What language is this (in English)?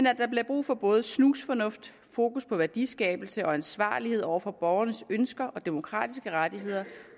Danish